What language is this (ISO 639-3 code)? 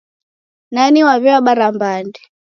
dav